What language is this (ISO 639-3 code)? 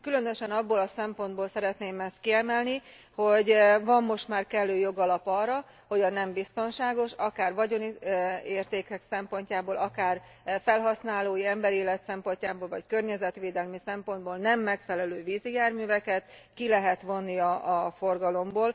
hun